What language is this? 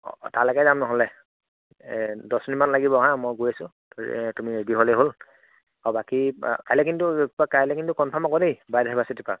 Assamese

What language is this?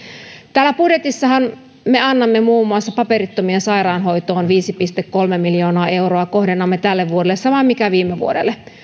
Finnish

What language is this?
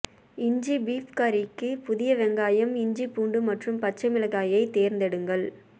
Tamil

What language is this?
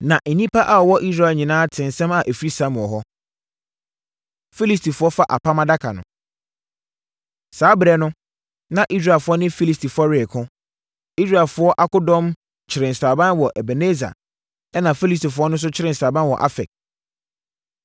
Akan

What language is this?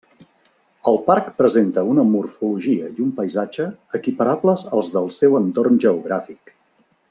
Catalan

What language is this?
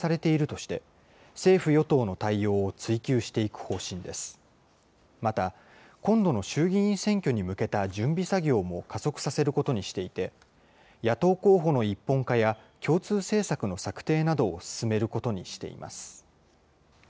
Japanese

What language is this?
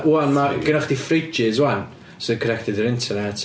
Welsh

